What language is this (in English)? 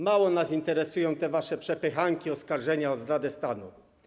Polish